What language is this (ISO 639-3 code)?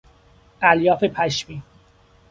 fas